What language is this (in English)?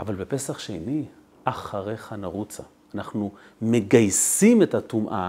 Hebrew